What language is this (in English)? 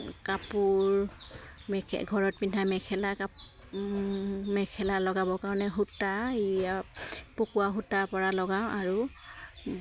Assamese